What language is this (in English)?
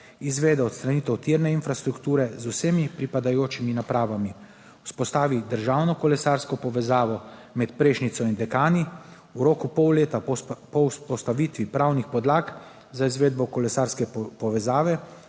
Slovenian